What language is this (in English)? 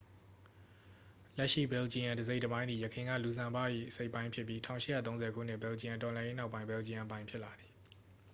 Burmese